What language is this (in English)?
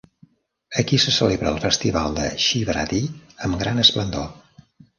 Catalan